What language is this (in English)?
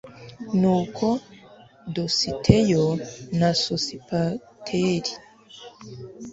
Kinyarwanda